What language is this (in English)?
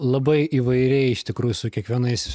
Lithuanian